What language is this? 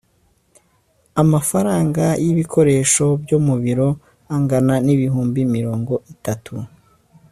Kinyarwanda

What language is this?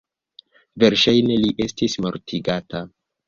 Esperanto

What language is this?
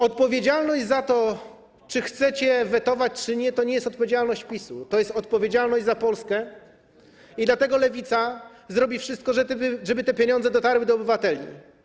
Polish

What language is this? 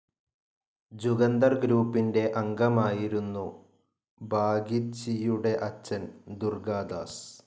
Malayalam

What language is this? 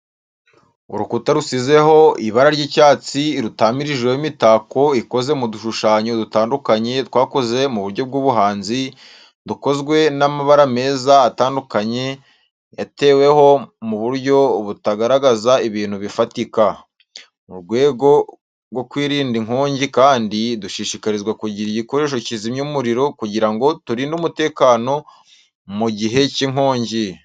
Kinyarwanda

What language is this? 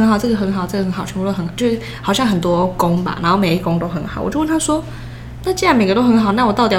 Chinese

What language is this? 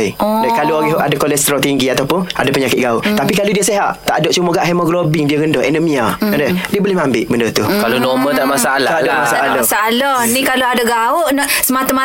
Malay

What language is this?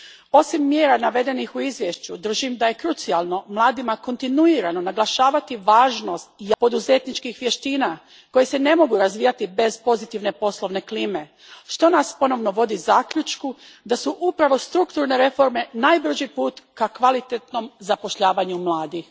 Croatian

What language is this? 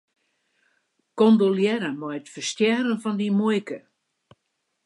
Western Frisian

